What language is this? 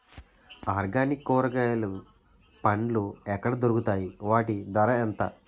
Telugu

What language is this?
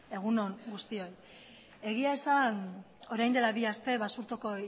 Basque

